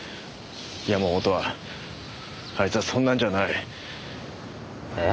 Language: Japanese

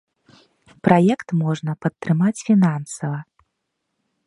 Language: Belarusian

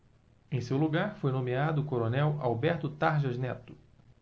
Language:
Portuguese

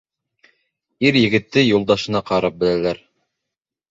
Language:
Bashkir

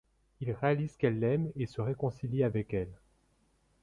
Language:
French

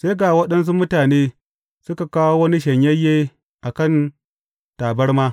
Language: Hausa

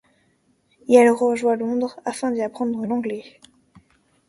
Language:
French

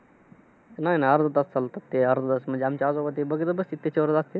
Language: Marathi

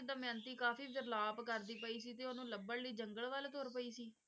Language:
Punjabi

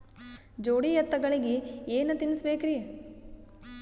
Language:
Kannada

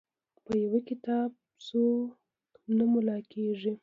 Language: Pashto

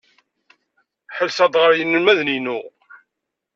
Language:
Kabyle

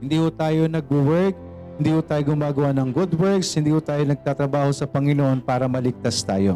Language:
Filipino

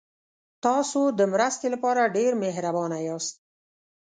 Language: Pashto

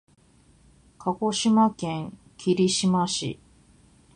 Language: Japanese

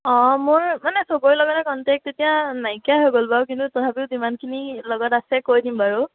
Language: Assamese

